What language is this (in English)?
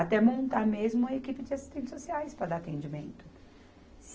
Portuguese